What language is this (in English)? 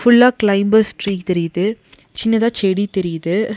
Tamil